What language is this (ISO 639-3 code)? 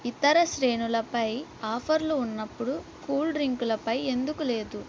tel